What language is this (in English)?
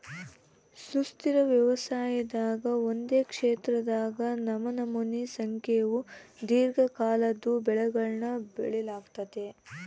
Kannada